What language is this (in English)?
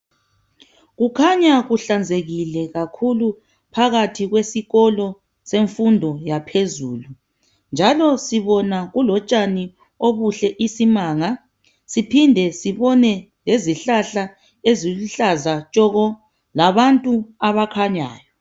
North Ndebele